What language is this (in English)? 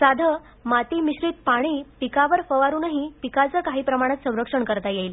Marathi